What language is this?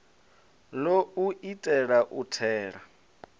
Venda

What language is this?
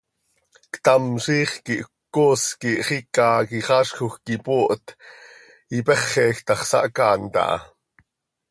Seri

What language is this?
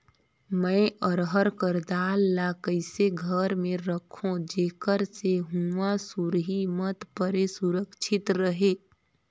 Chhattisgarhi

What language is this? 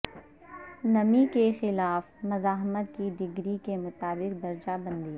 Urdu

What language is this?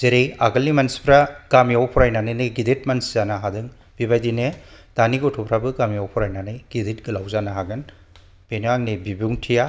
Bodo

